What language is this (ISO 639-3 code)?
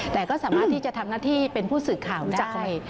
tha